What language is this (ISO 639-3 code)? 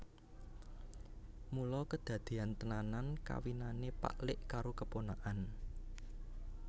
jav